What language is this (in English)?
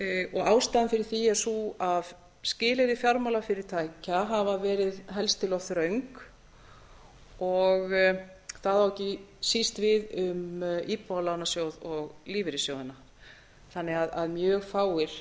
Icelandic